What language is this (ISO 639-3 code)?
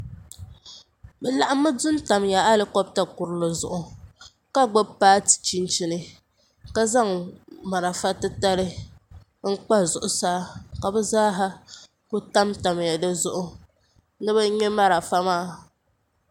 dag